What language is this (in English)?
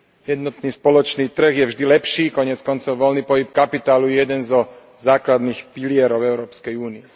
Slovak